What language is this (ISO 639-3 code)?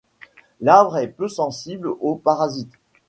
fra